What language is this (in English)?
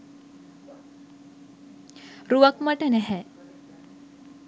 Sinhala